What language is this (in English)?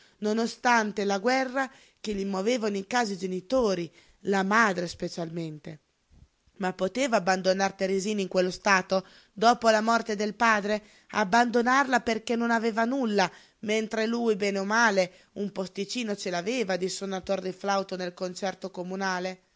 Italian